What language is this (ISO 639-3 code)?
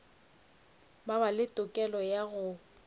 nso